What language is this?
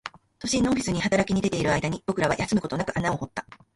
Japanese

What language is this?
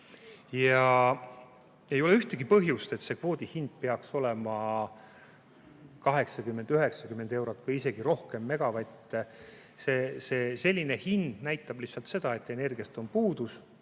Estonian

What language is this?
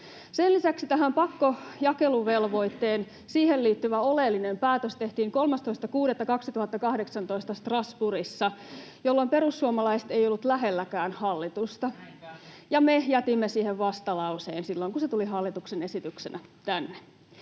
Finnish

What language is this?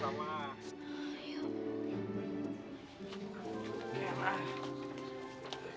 Indonesian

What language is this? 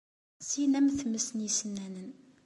Kabyle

